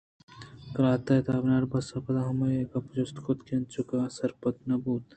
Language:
Eastern Balochi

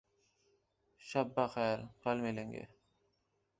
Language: Urdu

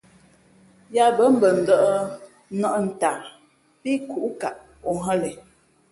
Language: Fe'fe'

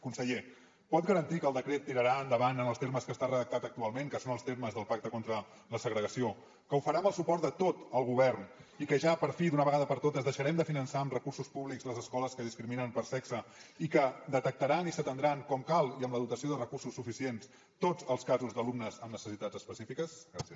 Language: Catalan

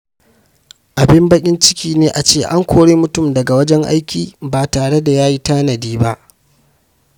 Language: Hausa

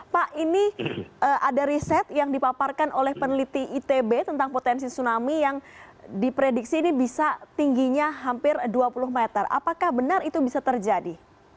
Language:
Indonesian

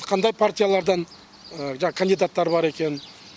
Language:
Kazakh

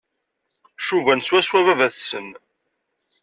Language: Kabyle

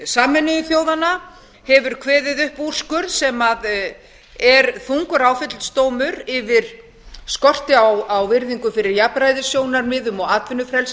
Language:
Icelandic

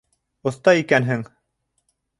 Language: Bashkir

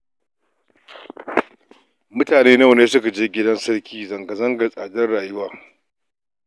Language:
Hausa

